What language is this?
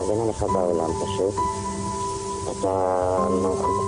Hebrew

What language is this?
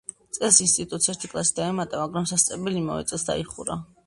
Georgian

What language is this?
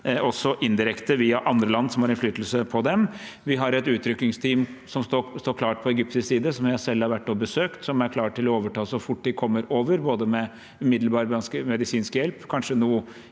Norwegian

